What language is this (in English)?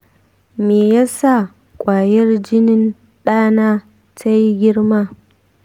Hausa